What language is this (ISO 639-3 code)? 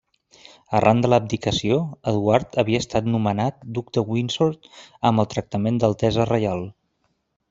cat